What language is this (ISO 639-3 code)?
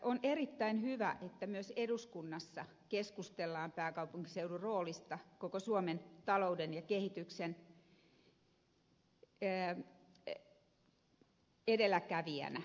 fin